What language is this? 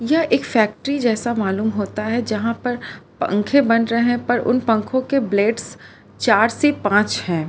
Hindi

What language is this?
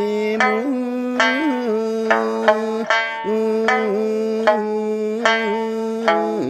Japanese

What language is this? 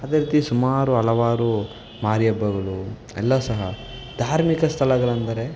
Kannada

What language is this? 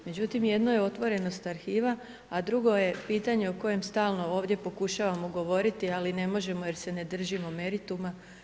Croatian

